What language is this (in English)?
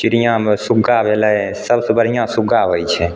Maithili